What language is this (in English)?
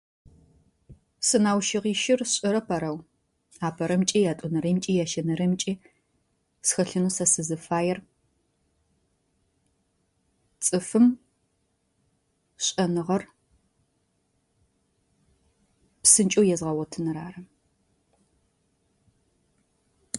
Adyghe